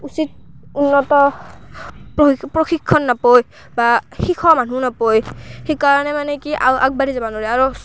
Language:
Assamese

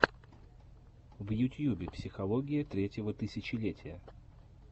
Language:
Russian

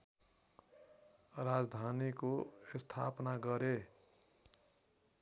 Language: Nepali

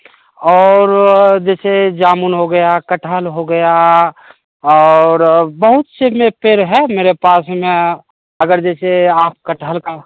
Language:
Hindi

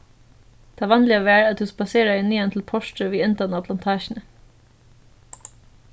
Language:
Faroese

